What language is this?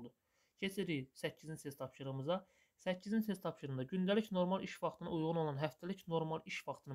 Turkish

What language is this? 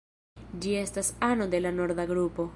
Esperanto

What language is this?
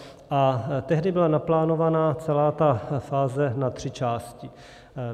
Czech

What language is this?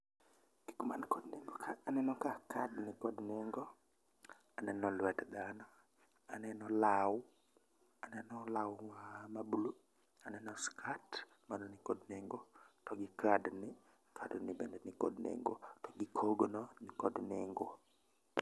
Luo (Kenya and Tanzania)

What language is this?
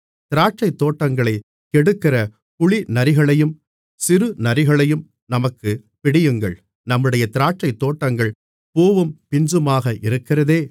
Tamil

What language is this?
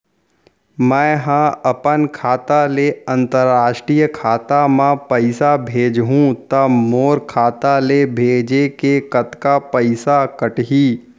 Chhattisgarhi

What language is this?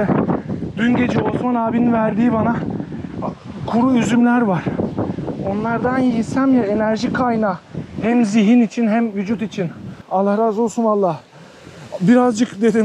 Turkish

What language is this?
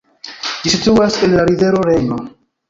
Esperanto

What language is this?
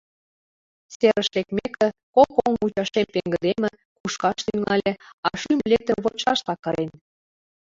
Mari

